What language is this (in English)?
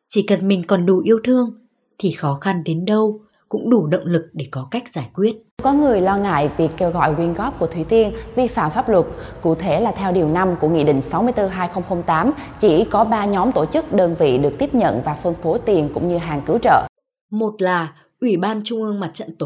Vietnamese